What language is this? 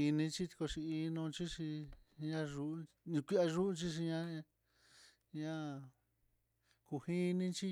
Mitlatongo Mixtec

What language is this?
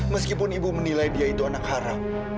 Indonesian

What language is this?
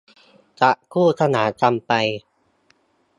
Thai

